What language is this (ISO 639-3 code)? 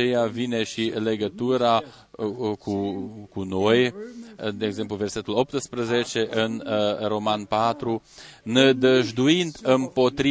ron